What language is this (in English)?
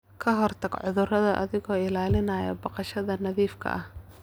Somali